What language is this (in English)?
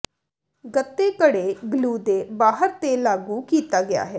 Punjabi